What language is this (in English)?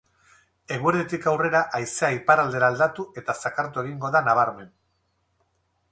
Basque